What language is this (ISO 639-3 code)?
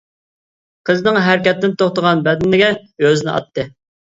uig